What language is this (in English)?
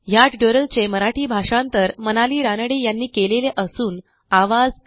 Marathi